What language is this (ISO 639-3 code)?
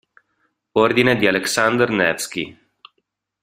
ita